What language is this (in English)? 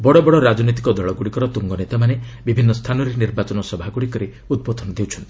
Odia